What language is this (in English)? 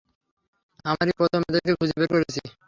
Bangla